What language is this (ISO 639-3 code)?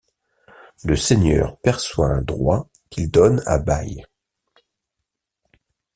fra